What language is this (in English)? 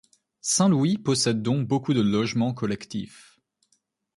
French